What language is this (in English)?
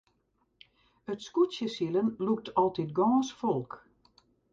Western Frisian